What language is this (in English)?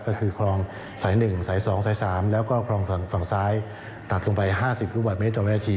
Thai